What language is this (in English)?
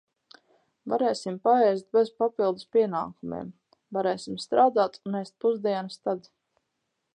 Latvian